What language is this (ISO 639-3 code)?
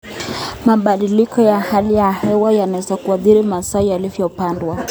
kln